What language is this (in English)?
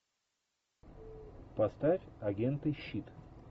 Russian